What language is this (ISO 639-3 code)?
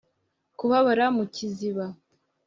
kin